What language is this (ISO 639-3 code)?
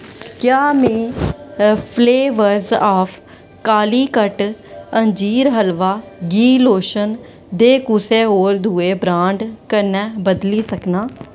doi